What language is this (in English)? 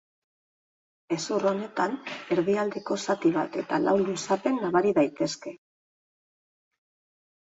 Basque